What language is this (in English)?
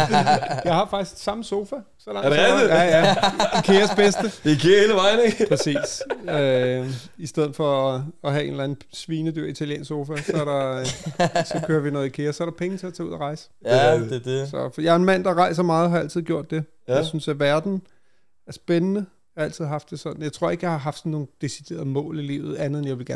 Danish